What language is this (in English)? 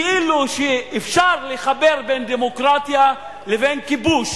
Hebrew